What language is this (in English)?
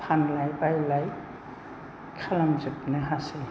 Bodo